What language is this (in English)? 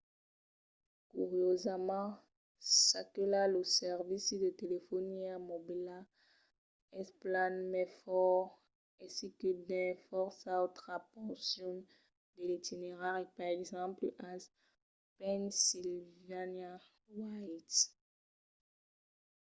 Occitan